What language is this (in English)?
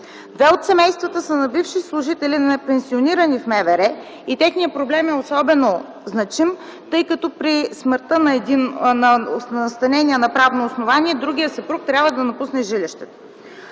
Bulgarian